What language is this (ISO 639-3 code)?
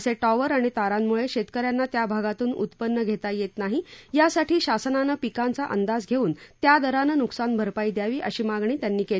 mar